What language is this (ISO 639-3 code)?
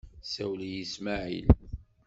kab